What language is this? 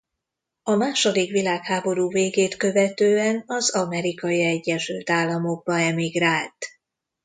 Hungarian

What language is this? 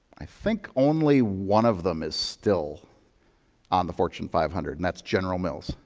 English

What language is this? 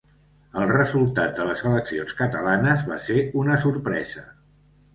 Catalan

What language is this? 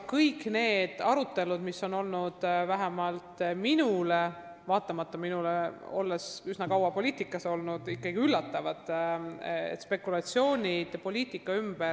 Estonian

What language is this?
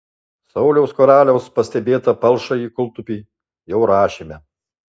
Lithuanian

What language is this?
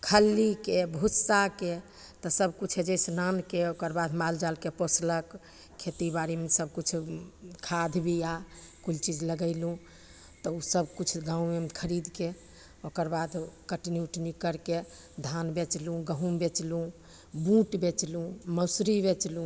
Maithili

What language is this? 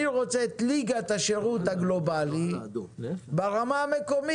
Hebrew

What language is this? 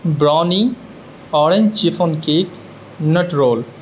Urdu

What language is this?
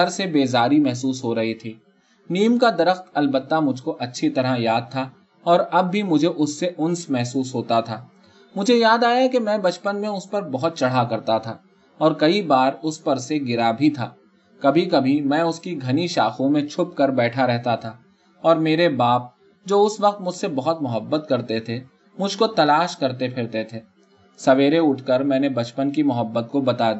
Urdu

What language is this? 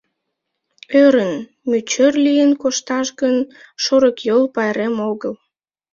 Mari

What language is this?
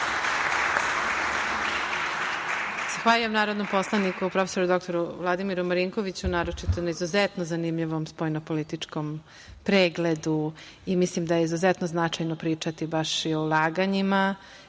Serbian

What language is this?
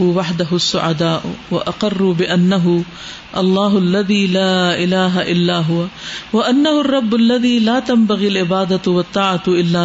Urdu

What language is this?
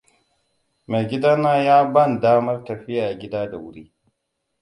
Hausa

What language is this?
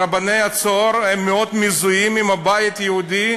Hebrew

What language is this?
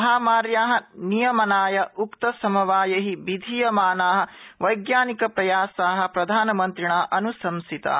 Sanskrit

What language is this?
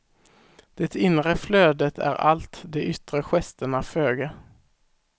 Swedish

